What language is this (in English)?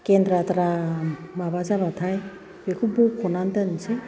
Bodo